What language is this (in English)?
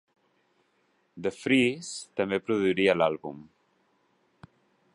Catalan